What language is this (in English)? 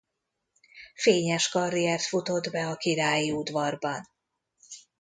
Hungarian